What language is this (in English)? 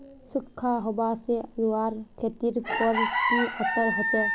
Magahi